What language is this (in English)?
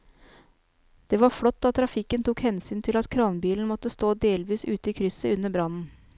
Norwegian